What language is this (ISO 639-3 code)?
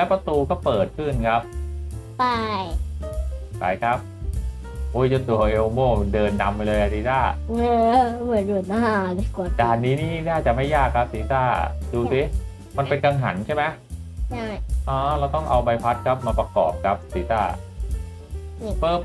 tha